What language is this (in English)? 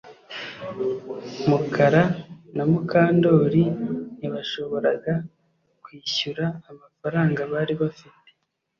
Kinyarwanda